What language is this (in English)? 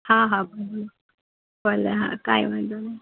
Gujarati